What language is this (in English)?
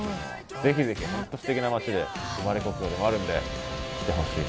Japanese